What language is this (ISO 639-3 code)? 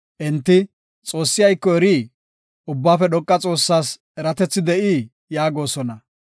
gof